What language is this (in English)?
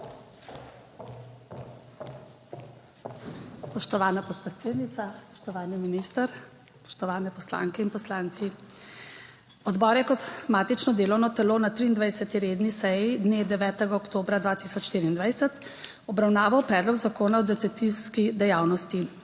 Slovenian